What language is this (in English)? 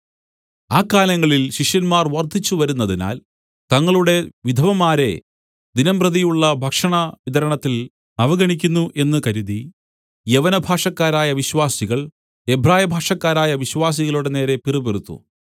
Malayalam